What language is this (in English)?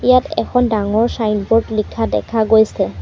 Assamese